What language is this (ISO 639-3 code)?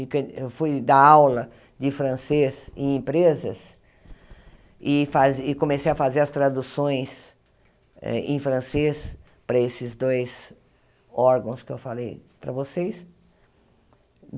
por